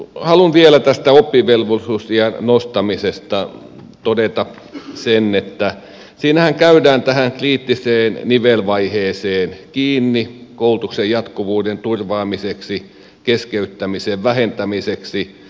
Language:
Finnish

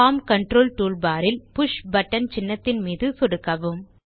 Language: Tamil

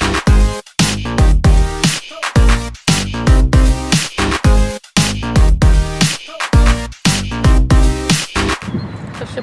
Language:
Polish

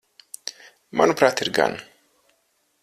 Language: Latvian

